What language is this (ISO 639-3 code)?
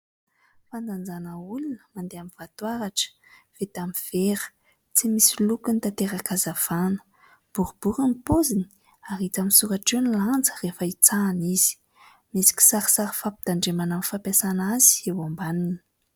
mlg